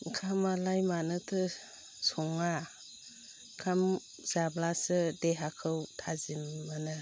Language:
Bodo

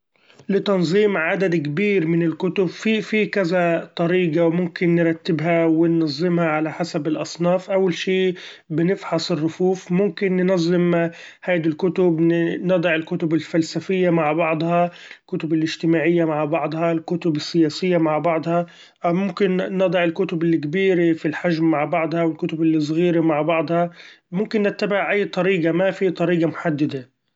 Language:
Gulf Arabic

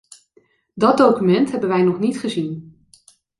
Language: Dutch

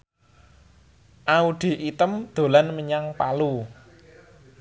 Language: Javanese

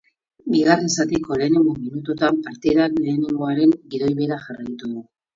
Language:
Basque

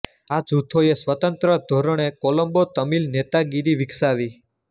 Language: Gujarati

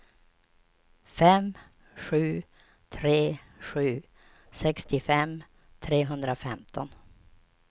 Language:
Swedish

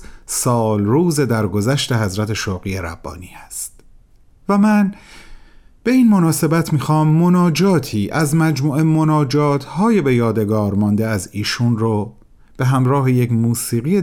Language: Persian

